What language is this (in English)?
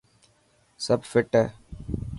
Dhatki